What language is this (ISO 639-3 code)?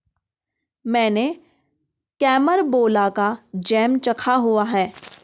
hin